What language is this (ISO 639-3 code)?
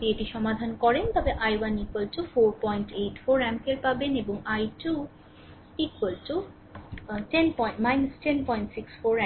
ben